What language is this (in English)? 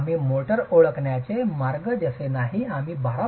Marathi